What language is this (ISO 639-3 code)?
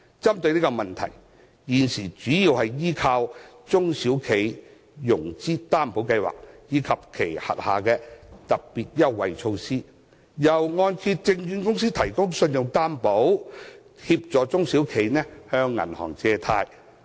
yue